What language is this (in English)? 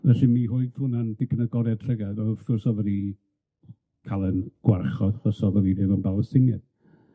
Welsh